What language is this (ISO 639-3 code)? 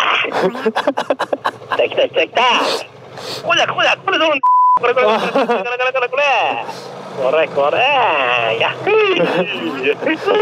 jpn